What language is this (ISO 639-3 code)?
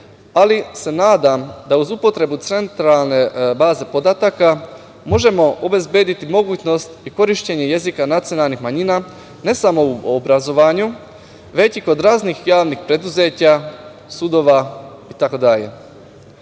srp